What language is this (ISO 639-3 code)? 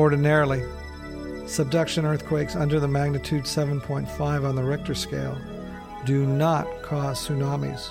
eng